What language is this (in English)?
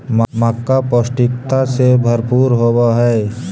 Magahi